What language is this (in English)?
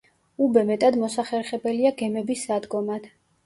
Georgian